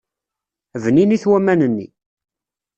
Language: Kabyle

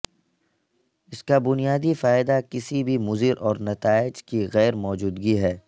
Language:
Urdu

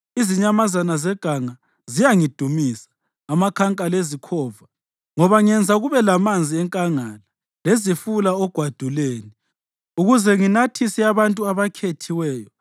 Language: North Ndebele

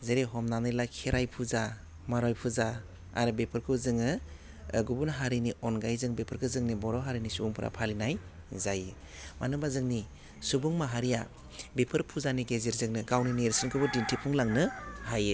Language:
Bodo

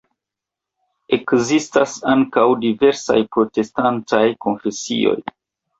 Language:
Esperanto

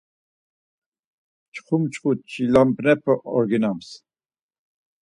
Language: Laz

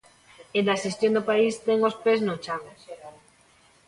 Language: Galician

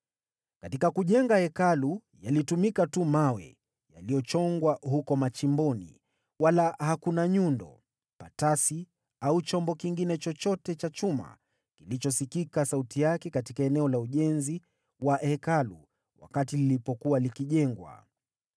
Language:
Swahili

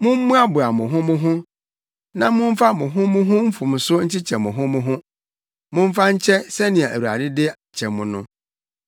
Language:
Akan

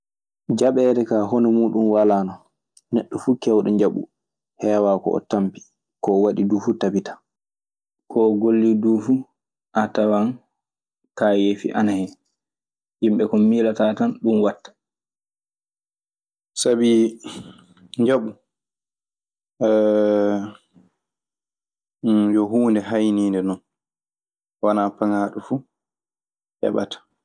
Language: Maasina Fulfulde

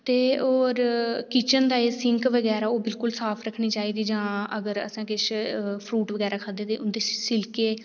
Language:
Dogri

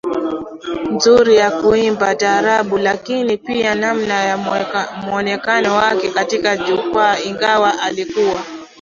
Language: Swahili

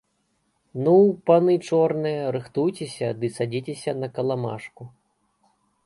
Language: Belarusian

